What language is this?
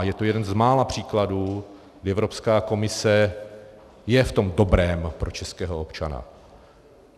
Czech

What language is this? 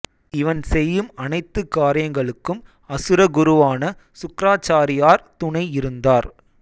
Tamil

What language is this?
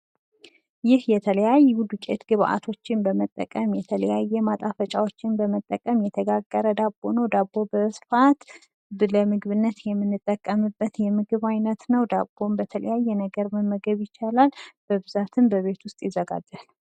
Amharic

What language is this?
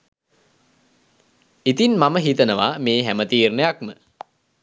Sinhala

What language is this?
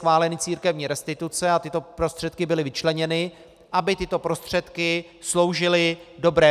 Czech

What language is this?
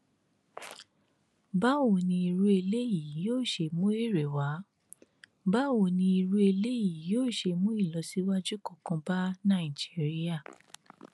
Yoruba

